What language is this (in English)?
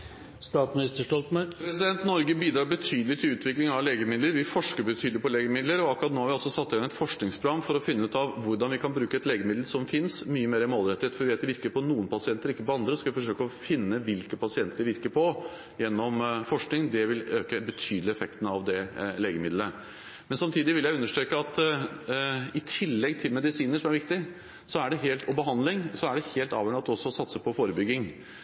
Norwegian Bokmål